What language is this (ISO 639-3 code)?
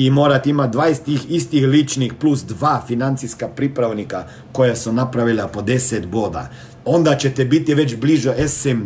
hrv